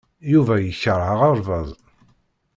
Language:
Kabyle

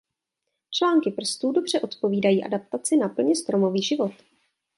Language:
Czech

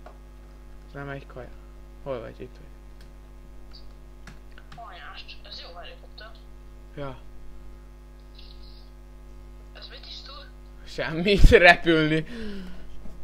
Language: Hungarian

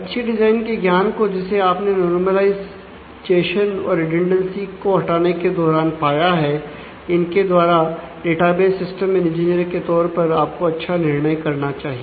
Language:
Hindi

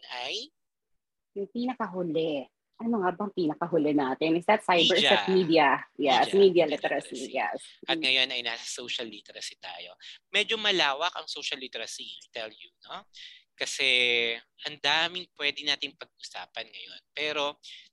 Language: Filipino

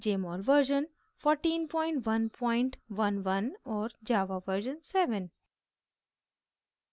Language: Hindi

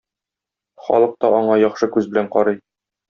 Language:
Tatar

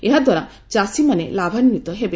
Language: Odia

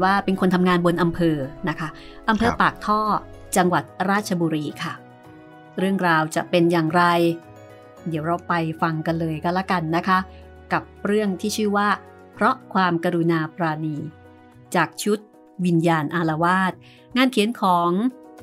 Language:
Thai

